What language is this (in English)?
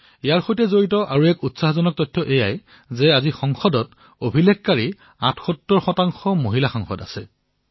Assamese